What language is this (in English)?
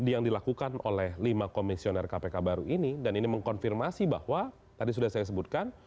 Indonesian